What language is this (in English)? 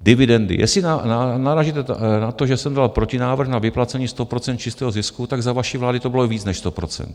Czech